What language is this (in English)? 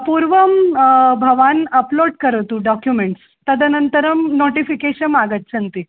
Sanskrit